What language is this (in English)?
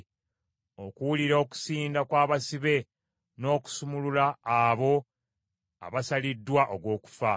Ganda